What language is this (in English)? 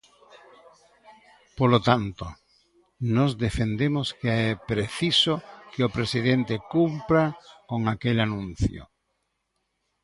Galician